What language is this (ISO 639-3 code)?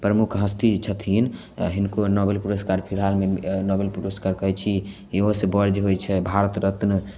mai